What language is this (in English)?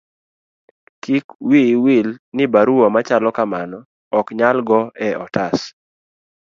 Luo (Kenya and Tanzania)